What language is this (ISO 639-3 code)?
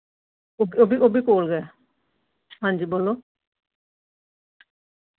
doi